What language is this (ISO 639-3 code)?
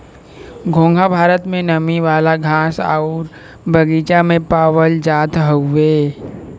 bho